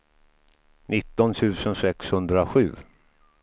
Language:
Swedish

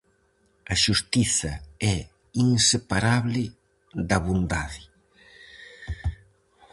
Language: Galician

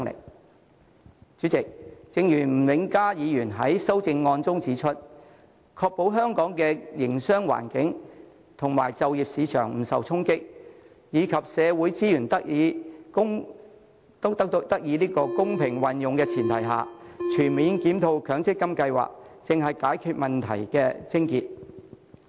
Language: Cantonese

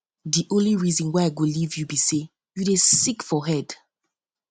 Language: Nigerian Pidgin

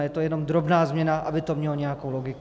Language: Czech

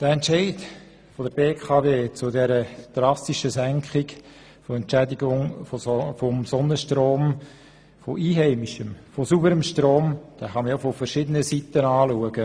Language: Swiss German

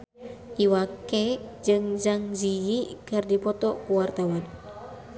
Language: Sundanese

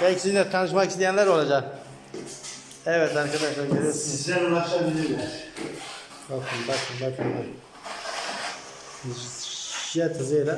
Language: Turkish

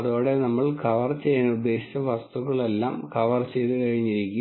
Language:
Malayalam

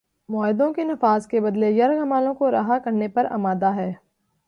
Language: Urdu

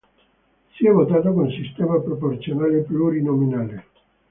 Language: Italian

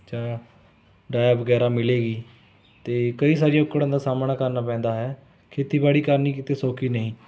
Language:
Punjabi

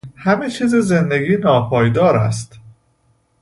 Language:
Persian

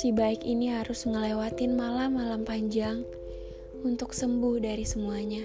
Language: Indonesian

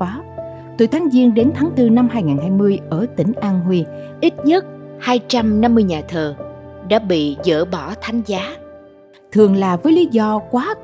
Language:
Vietnamese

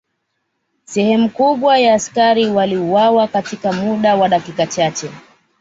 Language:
Swahili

